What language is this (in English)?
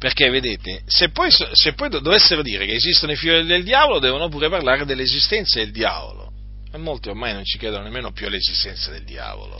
Italian